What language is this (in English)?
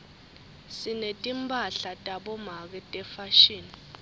Swati